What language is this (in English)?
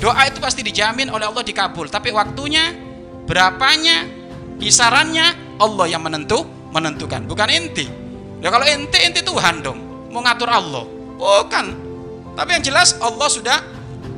Indonesian